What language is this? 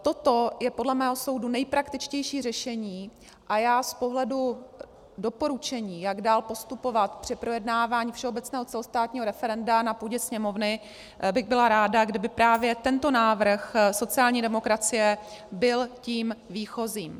Czech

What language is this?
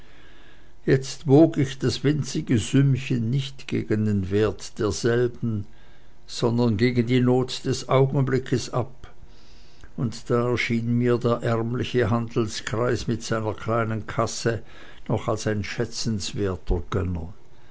German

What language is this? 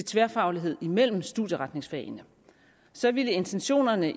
Danish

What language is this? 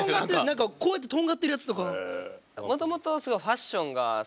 Japanese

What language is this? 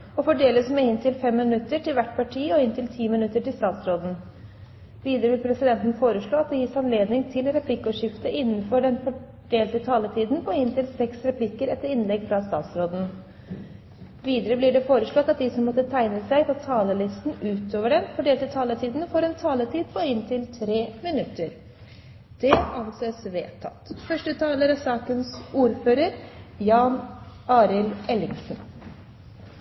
Norwegian Bokmål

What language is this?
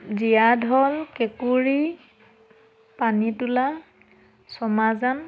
Assamese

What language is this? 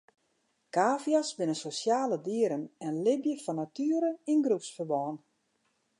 Western Frisian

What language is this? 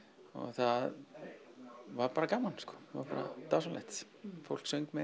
Icelandic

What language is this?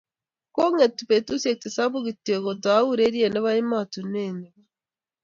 Kalenjin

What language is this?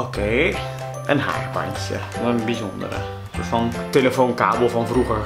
Dutch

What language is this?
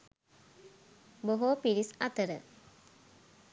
Sinhala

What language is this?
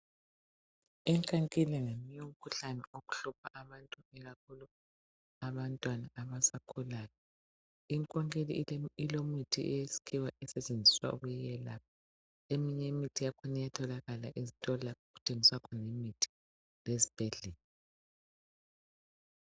North Ndebele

